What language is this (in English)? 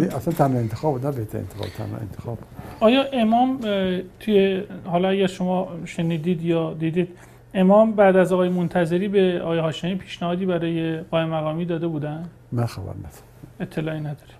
Persian